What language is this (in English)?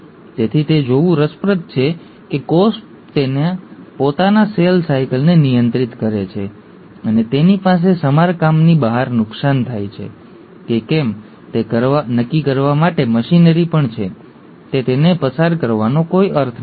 Gujarati